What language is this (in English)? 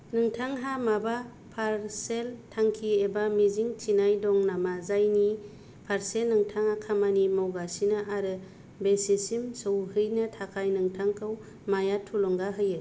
Bodo